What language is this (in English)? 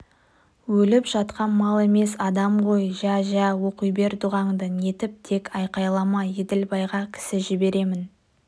Kazakh